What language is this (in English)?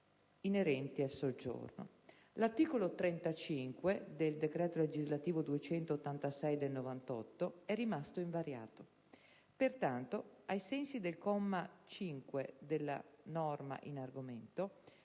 Italian